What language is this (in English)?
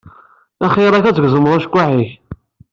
Kabyle